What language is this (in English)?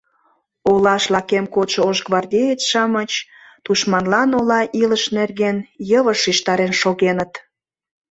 Mari